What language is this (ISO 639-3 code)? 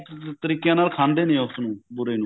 pan